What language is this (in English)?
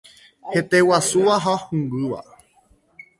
Guarani